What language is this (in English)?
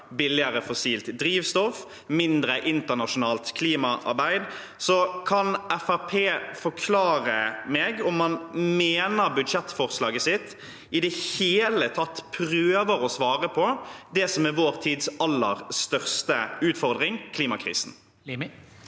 Norwegian